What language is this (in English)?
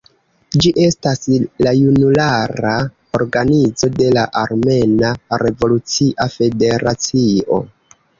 Esperanto